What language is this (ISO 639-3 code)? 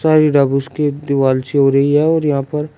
hin